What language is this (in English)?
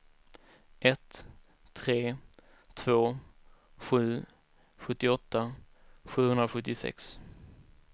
Swedish